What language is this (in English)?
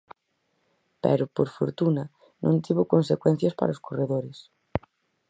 Galician